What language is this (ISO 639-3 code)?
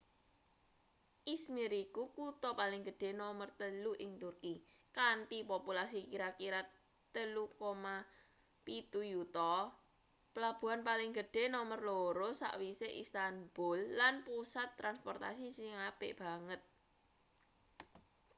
jav